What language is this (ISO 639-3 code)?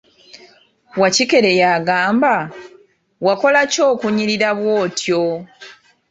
lug